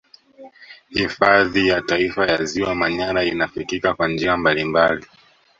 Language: Swahili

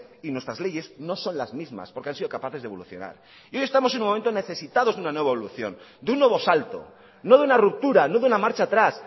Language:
Spanish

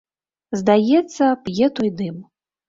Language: Belarusian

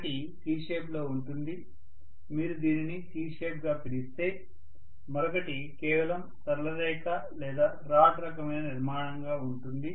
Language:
Telugu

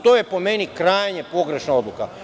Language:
Serbian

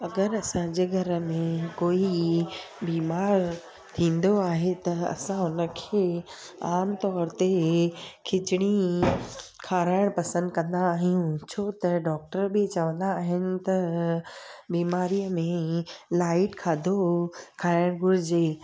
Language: Sindhi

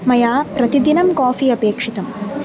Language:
Sanskrit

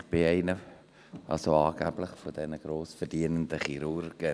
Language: Swiss German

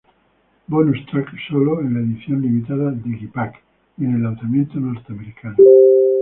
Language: Spanish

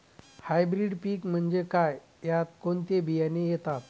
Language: Marathi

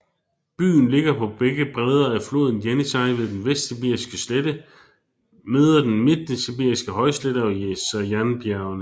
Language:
Danish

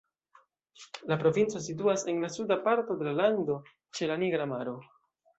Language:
Esperanto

